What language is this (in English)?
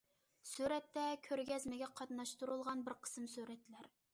Uyghur